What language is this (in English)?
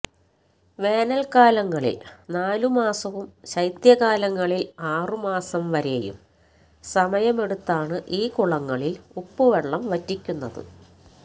Malayalam